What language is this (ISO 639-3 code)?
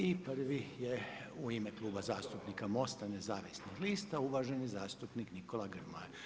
hrv